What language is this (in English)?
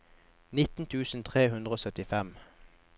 Norwegian